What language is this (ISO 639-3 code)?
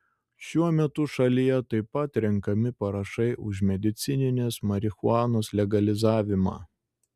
lit